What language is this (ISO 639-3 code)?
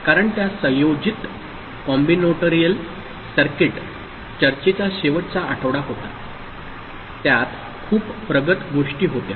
mar